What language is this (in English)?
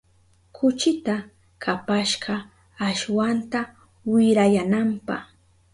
Southern Pastaza Quechua